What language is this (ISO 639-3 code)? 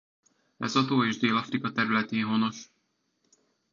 hun